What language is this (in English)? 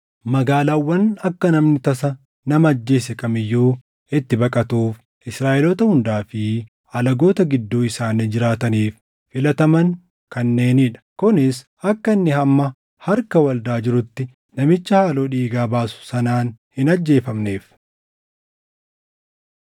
Oromo